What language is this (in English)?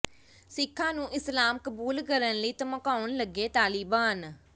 Punjabi